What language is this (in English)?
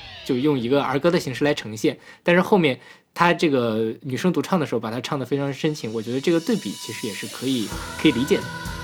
Chinese